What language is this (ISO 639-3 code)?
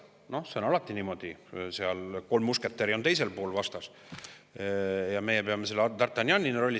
est